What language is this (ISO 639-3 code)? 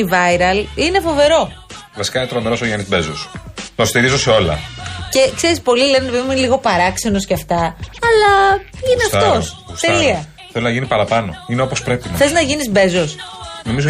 ell